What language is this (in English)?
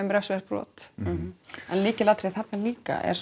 Icelandic